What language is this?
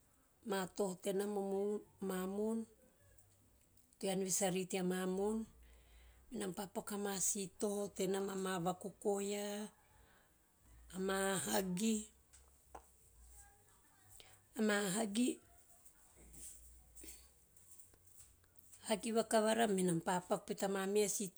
Teop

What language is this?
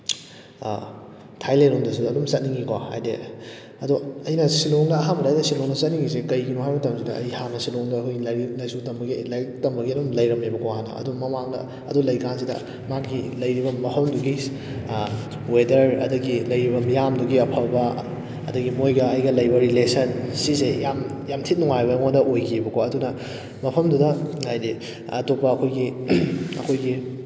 Manipuri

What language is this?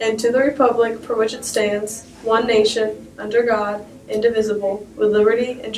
English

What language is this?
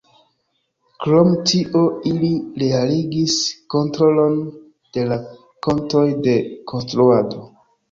Esperanto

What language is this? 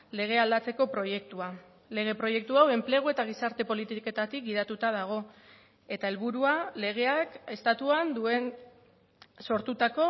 Basque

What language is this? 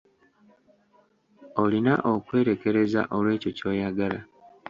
Ganda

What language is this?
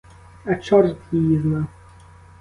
Ukrainian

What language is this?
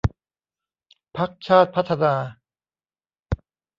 Thai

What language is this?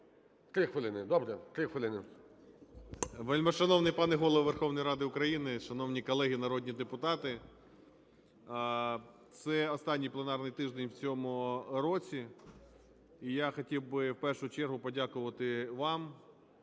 Ukrainian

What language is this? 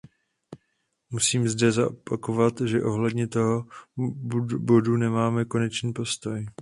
Czech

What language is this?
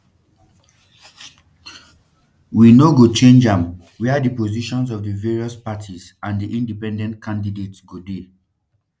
Nigerian Pidgin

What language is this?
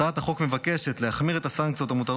Hebrew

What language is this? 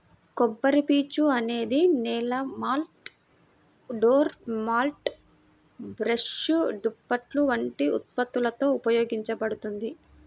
Telugu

